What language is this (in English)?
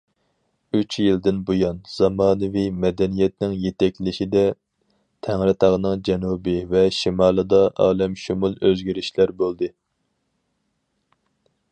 Uyghur